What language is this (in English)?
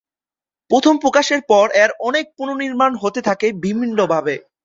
Bangla